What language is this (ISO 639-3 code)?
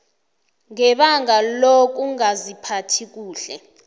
nbl